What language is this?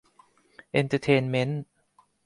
Thai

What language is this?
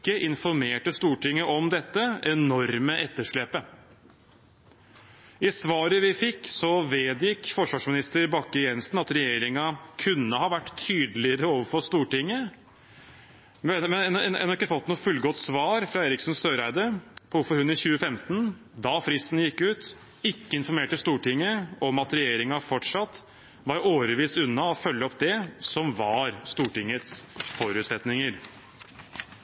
Norwegian Bokmål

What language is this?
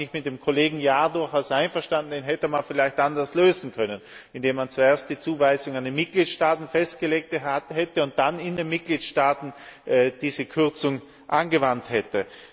German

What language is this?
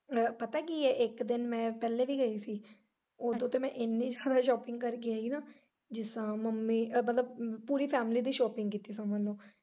Punjabi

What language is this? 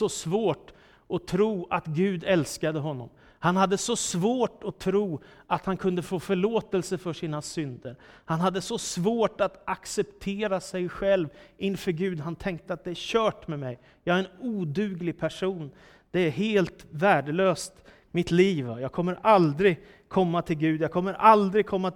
Swedish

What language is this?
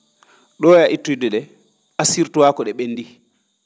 Fula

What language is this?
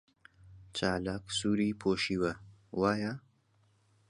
Central Kurdish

